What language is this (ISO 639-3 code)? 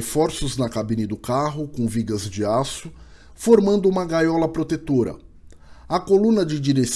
por